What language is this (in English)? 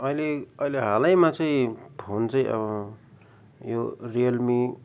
Nepali